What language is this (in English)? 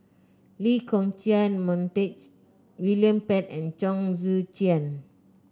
English